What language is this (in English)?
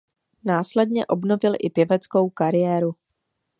Czech